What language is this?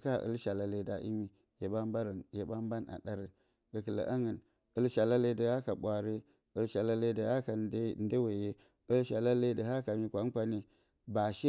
Bacama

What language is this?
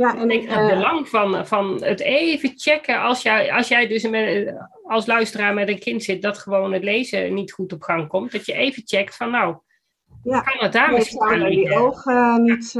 Dutch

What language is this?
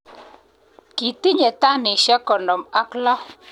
Kalenjin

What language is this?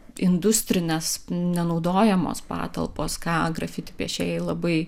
Lithuanian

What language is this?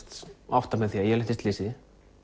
Icelandic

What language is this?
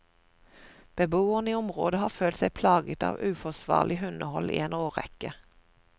Norwegian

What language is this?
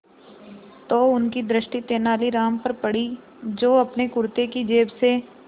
Hindi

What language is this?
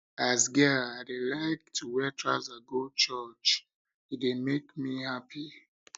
Nigerian Pidgin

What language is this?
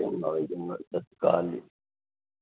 Punjabi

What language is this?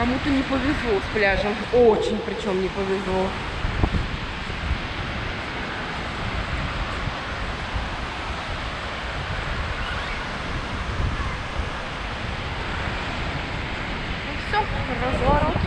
Russian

